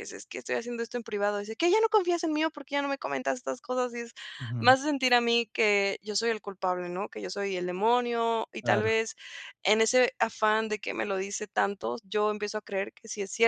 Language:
Spanish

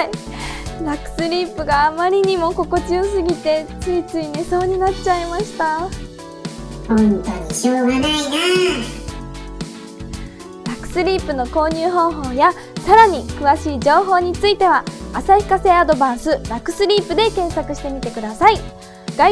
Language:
Japanese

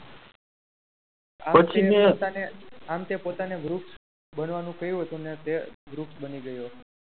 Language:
Gujarati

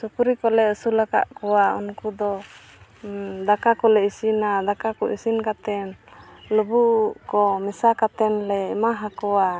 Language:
Santali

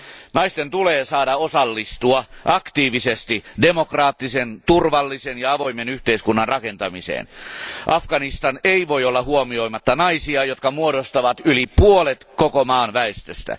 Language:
Finnish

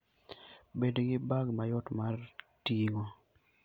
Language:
Luo (Kenya and Tanzania)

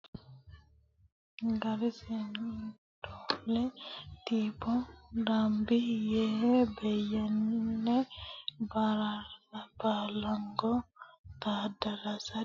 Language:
Sidamo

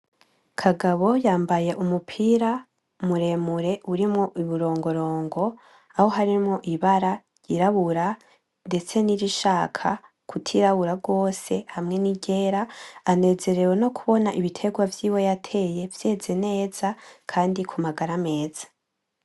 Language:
Rundi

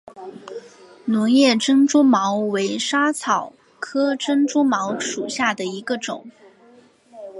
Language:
Chinese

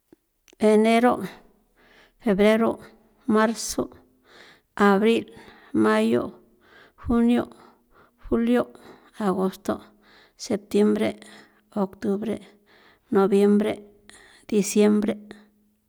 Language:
San Felipe Otlaltepec Popoloca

